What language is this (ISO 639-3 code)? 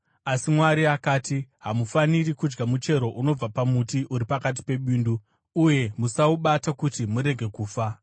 sna